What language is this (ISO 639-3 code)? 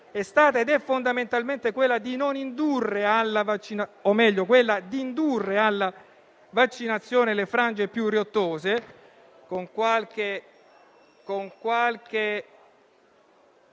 ita